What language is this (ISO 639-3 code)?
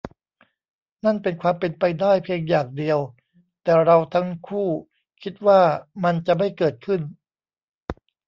tha